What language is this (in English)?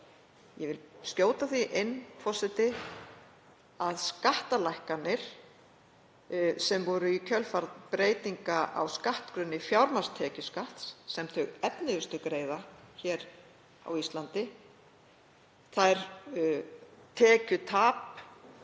Icelandic